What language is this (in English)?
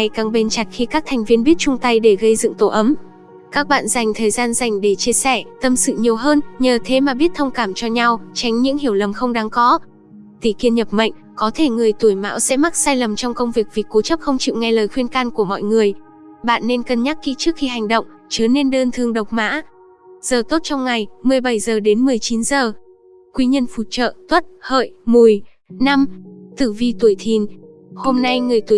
Vietnamese